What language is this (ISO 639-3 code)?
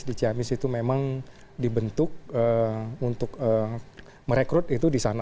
ind